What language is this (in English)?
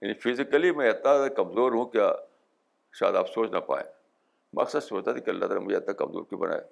Urdu